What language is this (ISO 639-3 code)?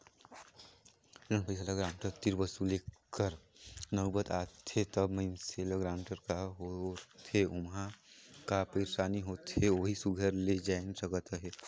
hne